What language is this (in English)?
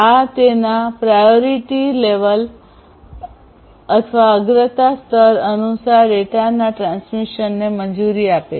Gujarati